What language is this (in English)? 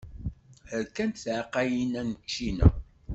Kabyle